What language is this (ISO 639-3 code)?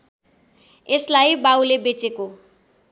nep